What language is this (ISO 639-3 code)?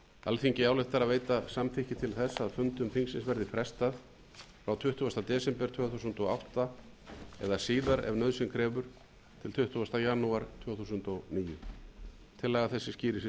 isl